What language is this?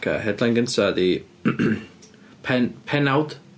Welsh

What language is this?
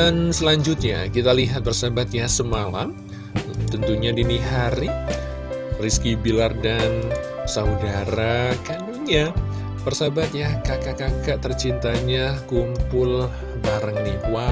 Indonesian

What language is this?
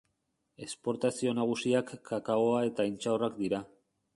Basque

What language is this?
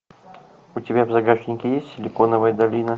Russian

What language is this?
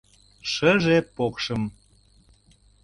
Mari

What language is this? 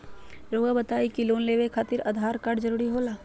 Magahi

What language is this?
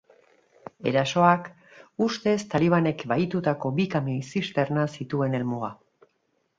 Basque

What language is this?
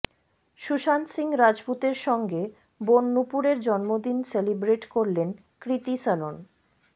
Bangla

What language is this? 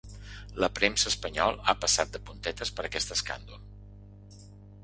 Catalan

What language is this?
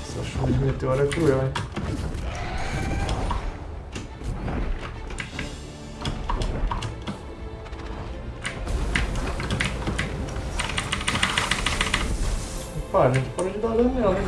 Portuguese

